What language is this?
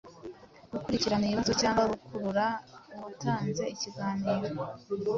Kinyarwanda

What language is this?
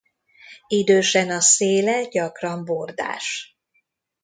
Hungarian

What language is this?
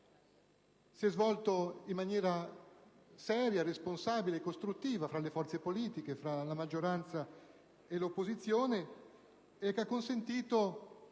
Italian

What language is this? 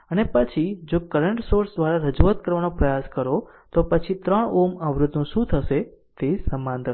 Gujarati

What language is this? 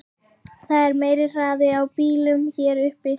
Icelandic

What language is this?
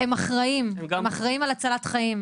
Hebrew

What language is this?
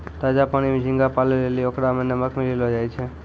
Maithili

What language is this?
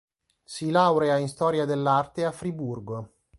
Italian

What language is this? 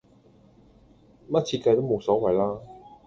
Cantonese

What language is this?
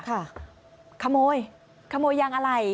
Thai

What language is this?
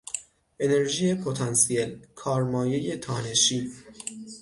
Persian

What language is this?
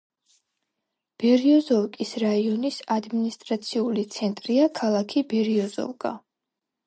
Georgian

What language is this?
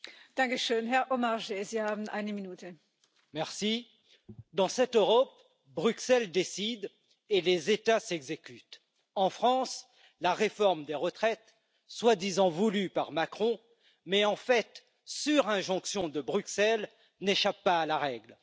French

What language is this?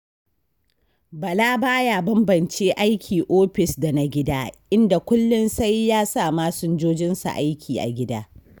Hausa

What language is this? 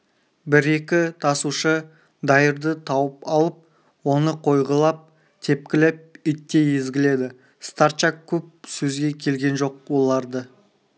Kazakh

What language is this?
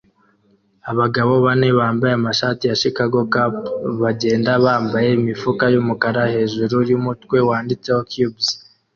Kinyarwanda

